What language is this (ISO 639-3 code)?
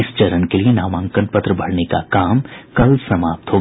hin